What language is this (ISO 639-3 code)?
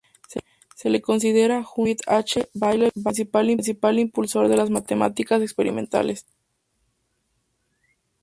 spa